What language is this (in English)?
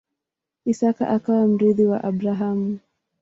Swahili